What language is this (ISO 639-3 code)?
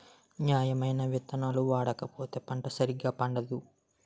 tel